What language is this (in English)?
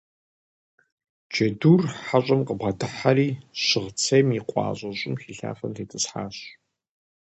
Kabardian